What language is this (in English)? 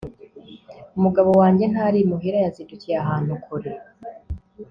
Kinyarwanda